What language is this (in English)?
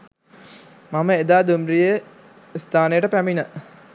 Sinhala